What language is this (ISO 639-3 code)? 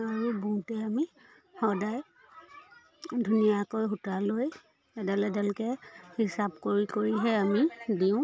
asm